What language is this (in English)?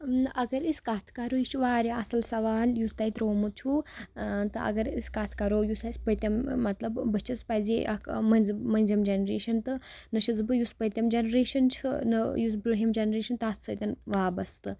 Kashmiri